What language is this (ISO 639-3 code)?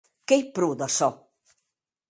oci